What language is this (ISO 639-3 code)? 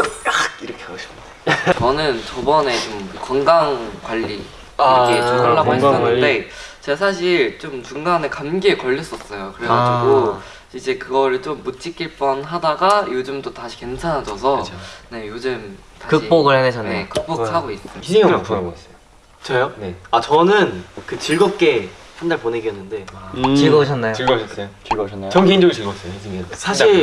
kor